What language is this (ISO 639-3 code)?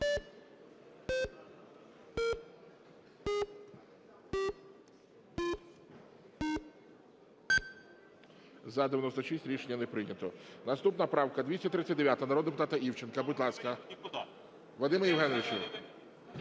ukr